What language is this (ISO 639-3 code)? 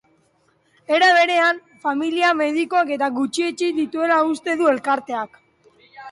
eus